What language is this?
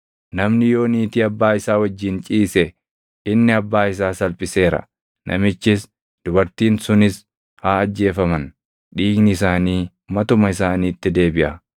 Oromo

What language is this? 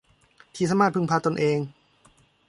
Thai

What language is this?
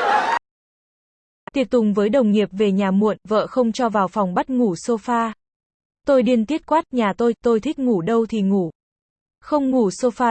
Vietnamese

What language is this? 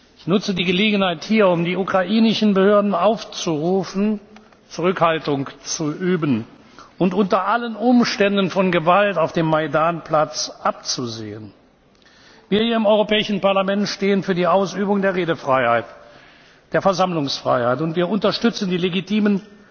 German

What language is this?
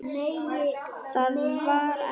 Icelandic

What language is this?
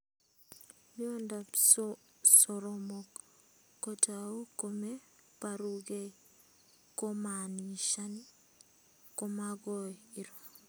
Kalenjin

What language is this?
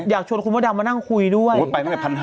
Thai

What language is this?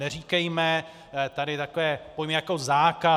Czech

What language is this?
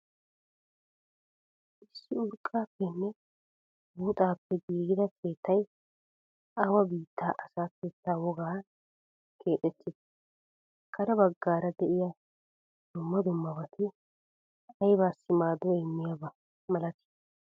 Wolaytta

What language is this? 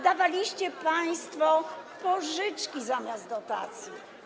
Polish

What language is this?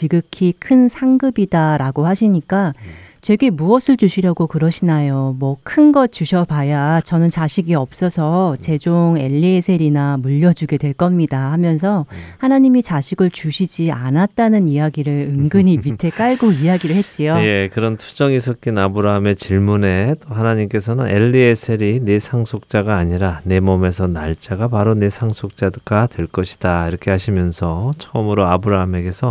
Korean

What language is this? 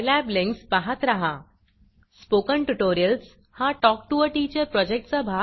Marathi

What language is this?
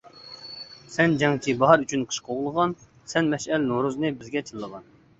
Uyghur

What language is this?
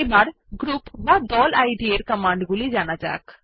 Bangla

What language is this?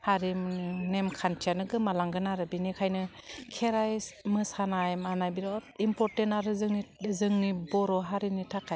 Bodo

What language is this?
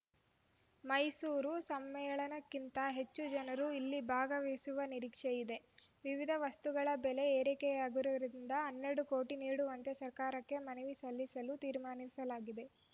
Kannada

